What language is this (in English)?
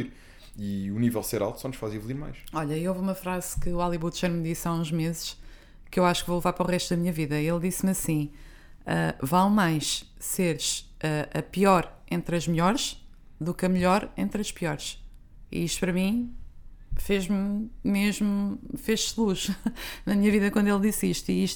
Portuguese